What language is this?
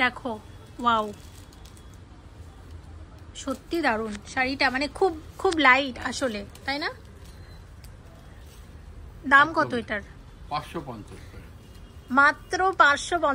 Bangla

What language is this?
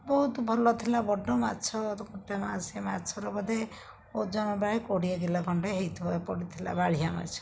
Odia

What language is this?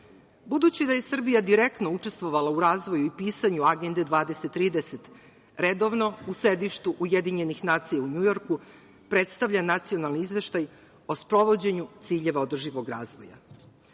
Serbian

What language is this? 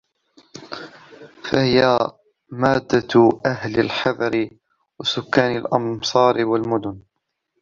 Arabic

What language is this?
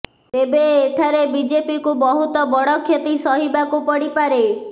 Odia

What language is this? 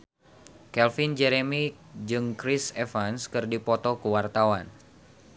Sundanese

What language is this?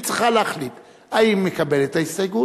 Hebrew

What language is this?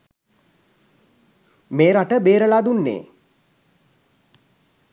Sinhala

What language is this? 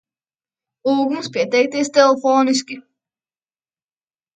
Latvian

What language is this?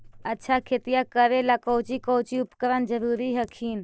Magahi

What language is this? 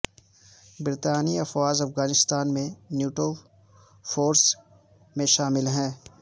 Urdu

